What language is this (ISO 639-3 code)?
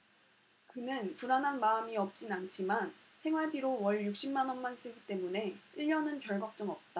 kor